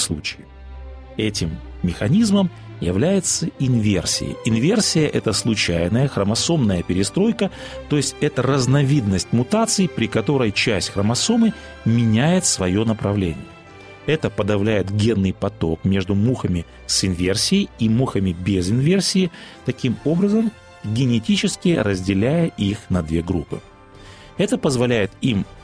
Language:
Russian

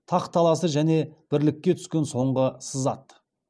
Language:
Kazakh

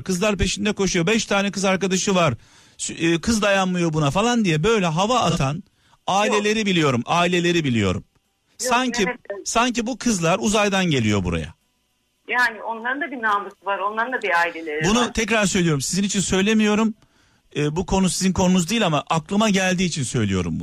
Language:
Turkish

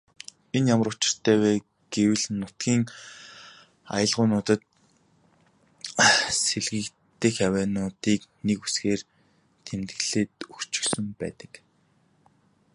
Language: Mongolian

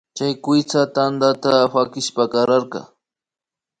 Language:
Imbabura Highland Quichua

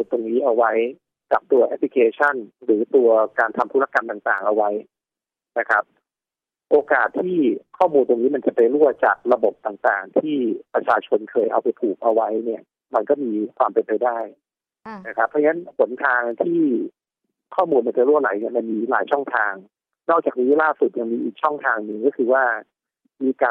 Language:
Thai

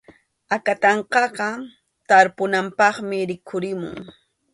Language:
Arequipa-La Unión Quechua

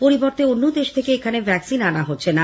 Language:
Bangla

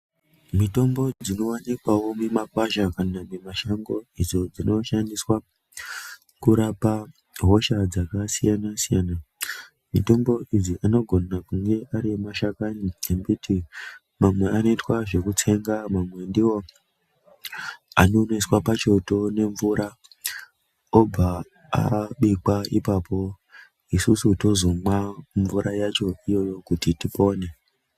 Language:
Ndau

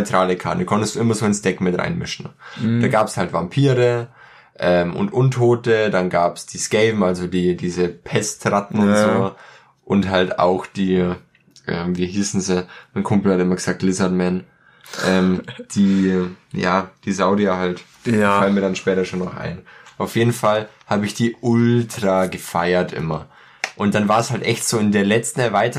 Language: German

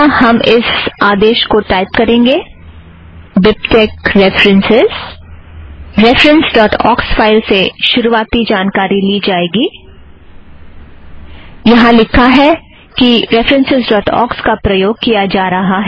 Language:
Hindi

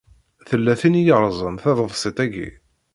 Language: Kabyle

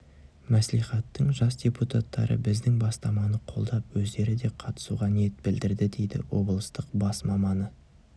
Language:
Kazakh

